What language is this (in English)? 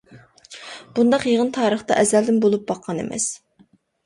Uyghur